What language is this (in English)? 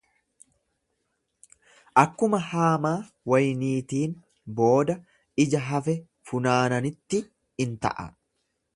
Oromo